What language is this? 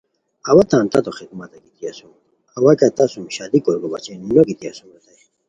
Khowar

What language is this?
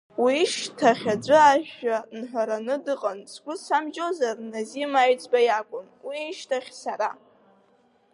Abkhazian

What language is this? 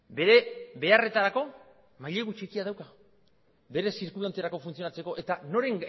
Basque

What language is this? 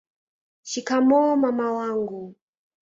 Swahili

